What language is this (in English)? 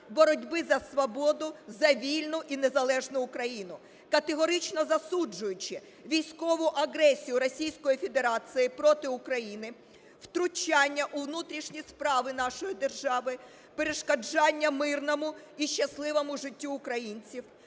Ukrainian